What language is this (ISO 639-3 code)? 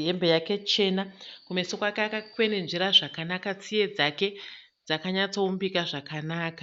sna